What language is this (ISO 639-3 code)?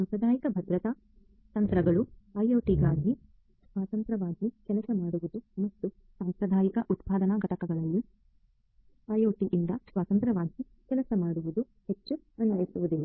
kan